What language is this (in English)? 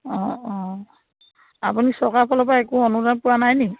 Assamese